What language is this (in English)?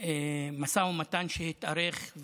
Hebrew